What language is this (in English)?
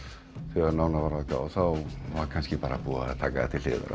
Icelandic